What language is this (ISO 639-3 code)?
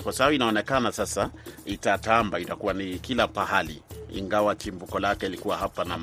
swa